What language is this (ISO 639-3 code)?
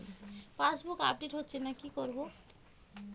ben